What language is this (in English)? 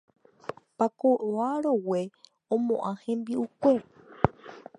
Guarani